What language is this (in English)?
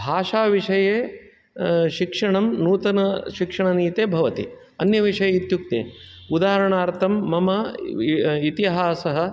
Sanskrit